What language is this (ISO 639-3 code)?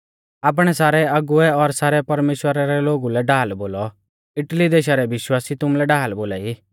bfz